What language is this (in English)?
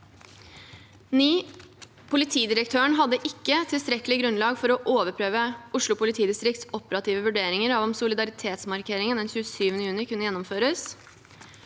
Norwegian